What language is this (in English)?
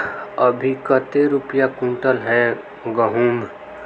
Magahi